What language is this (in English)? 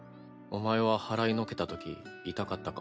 Japanese